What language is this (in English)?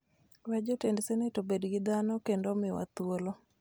Luo (Kenya and Tanzania)